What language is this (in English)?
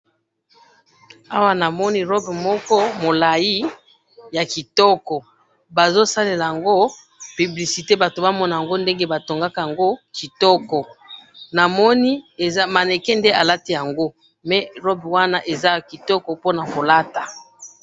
Lingala